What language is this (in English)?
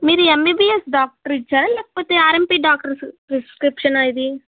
Telugu